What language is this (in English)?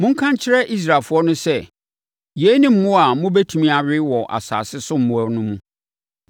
Akan